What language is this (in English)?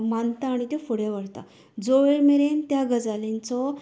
Konkani